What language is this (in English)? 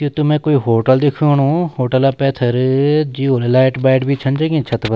Garhwali